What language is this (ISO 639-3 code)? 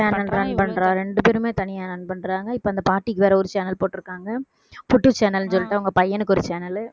tam